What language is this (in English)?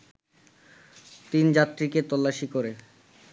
Bangla